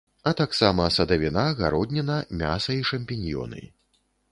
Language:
Belarusian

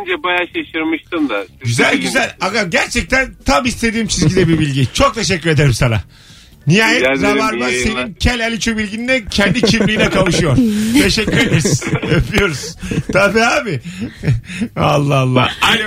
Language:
Turkish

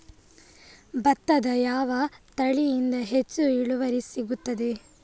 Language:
Kannada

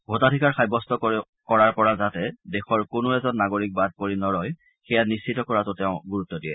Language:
Assamese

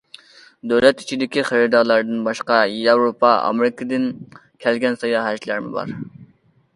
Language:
Uyghur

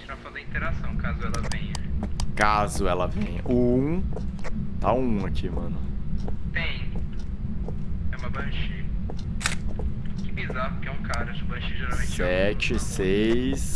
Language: Portuguese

